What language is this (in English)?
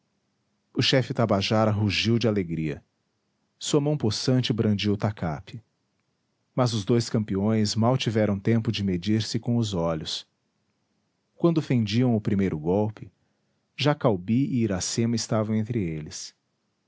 Portuguese